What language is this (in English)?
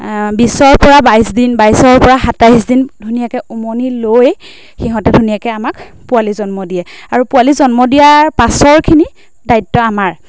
Assamese